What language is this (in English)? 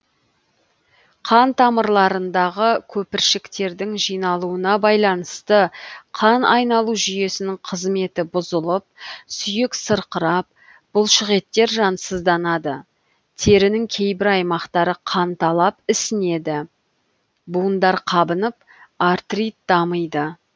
Kazakh